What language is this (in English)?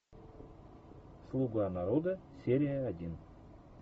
Russian